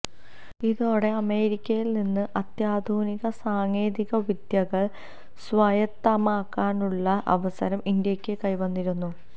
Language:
Malayalam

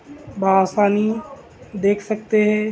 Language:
Urdu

